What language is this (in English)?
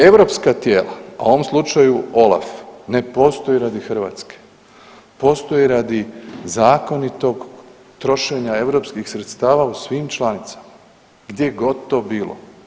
Croatian